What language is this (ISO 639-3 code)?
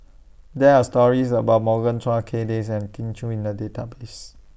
eng